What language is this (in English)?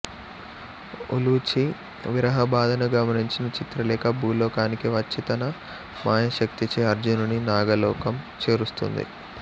Telugu